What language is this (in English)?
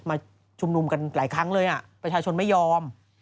Thai